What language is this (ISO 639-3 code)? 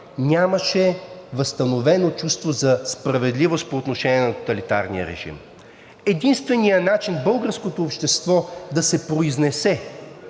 bul